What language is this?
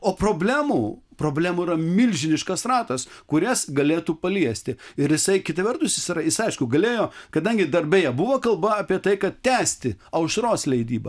Lithuanian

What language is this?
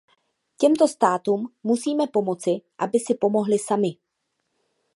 Czech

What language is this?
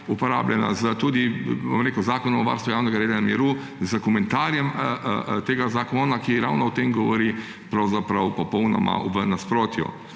Slovenian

